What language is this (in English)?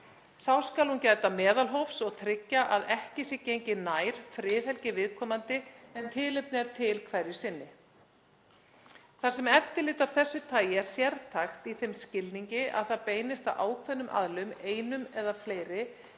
Icelandic